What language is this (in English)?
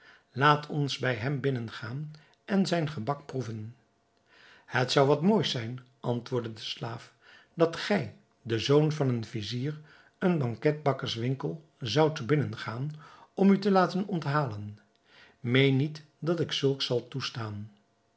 Dutch